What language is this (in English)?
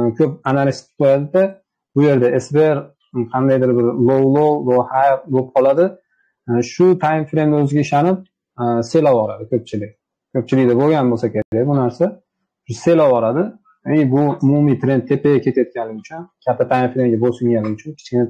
Turkish